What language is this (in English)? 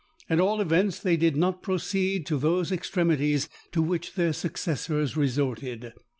English